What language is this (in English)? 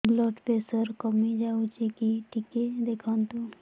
Odia